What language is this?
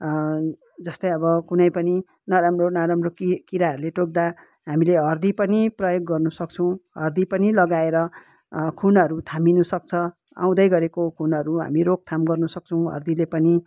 Nepali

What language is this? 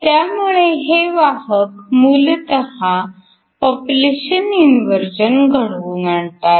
Marathi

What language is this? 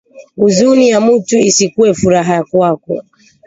Swahili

